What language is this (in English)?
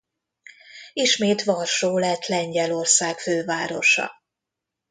Hungarian